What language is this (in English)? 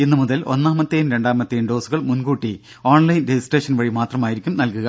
Malayalam